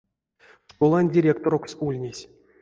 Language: Erzya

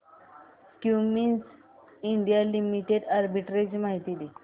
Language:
Marathi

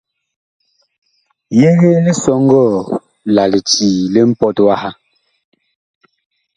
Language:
Bakoko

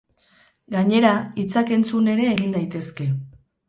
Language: Basque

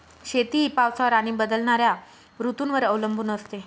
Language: Marathi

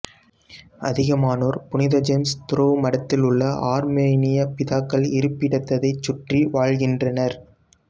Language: Tamil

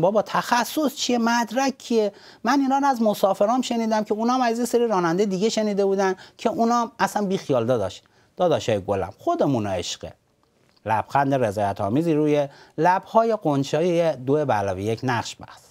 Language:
Persian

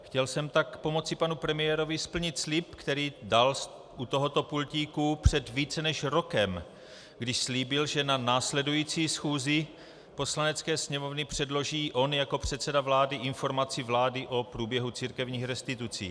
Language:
Czech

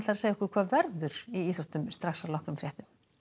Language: Icelandic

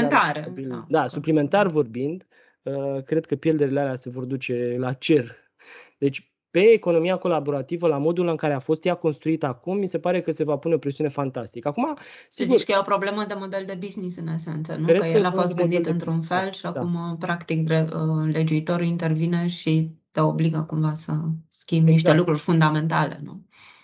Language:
Romanian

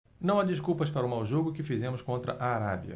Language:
Portuguese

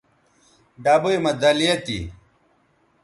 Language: Bateri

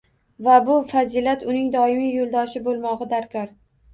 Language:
Uzbek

